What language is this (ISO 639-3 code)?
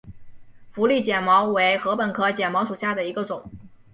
zho